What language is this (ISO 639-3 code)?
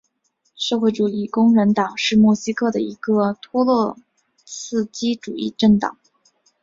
zho